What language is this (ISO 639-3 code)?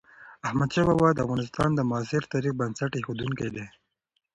pus